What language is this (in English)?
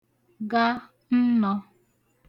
Igbo